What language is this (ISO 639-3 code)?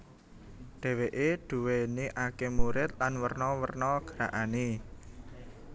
jav